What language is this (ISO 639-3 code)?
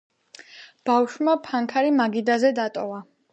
kat